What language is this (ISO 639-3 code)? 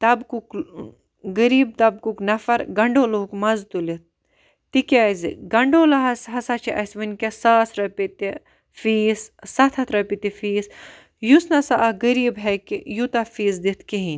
kas